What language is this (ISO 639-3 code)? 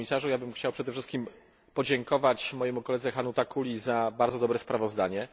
pol